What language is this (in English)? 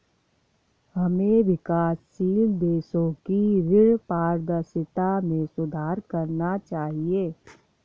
Hindi